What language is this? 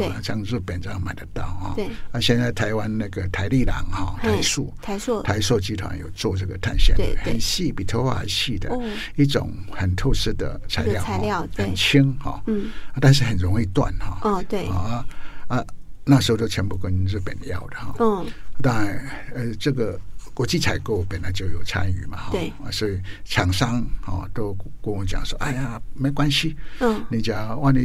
Chinese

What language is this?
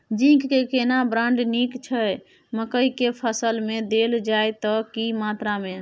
Maithili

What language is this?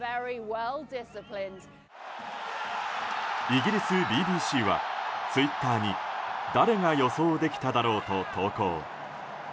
Japanese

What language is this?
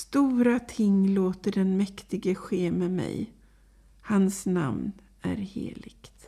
Swedish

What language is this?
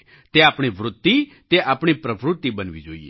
Gujarati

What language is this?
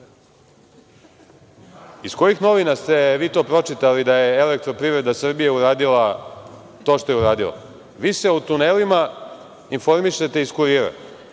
Serbian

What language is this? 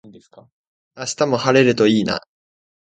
Japanese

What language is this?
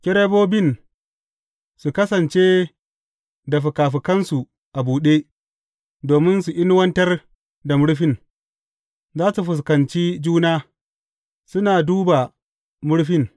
Hausa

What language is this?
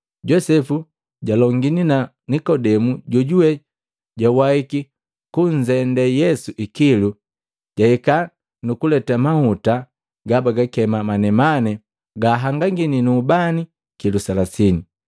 Matengo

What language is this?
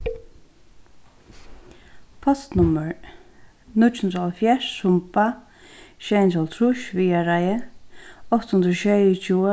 Faroese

